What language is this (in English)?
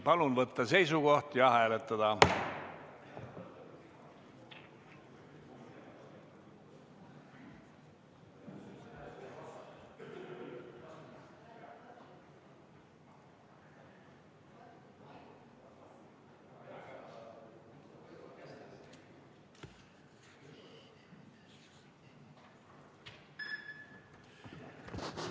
Estonian